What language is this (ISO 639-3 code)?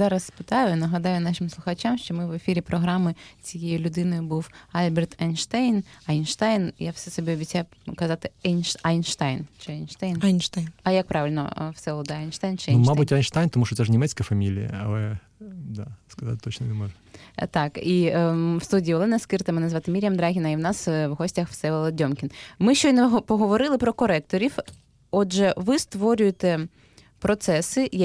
ukr